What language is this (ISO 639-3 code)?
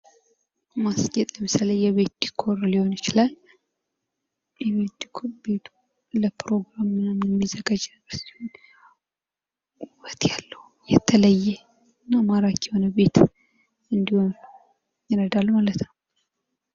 amh